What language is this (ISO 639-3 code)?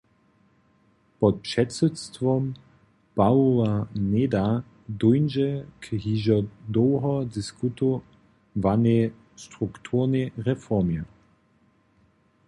hsb